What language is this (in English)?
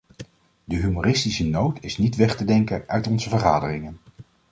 Dutch